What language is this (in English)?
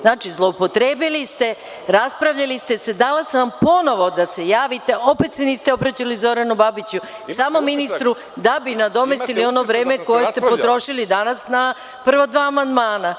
Serbian